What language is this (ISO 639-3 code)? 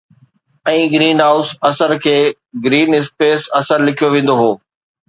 snd